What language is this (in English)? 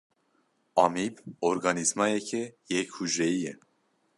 Kurdish